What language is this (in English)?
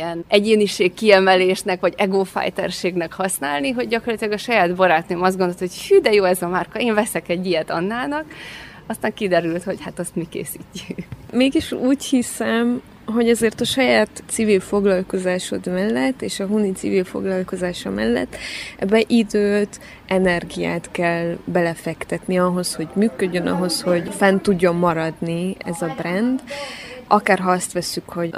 Hungarian